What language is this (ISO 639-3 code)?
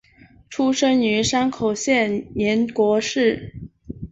zho